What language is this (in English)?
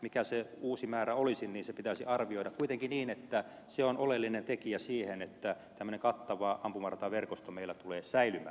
Finnish